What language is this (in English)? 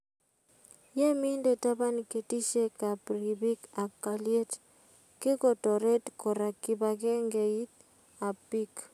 Kalenjin